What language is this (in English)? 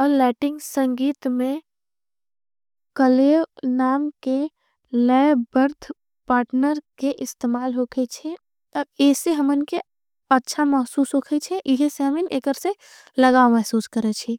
Angika